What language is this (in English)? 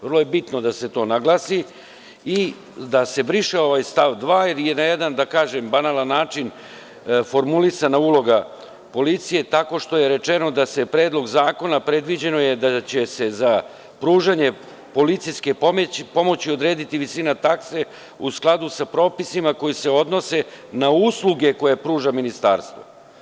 Serbian